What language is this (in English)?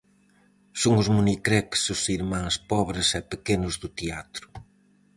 Galician